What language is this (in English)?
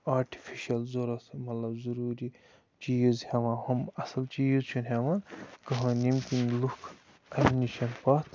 Kashmiri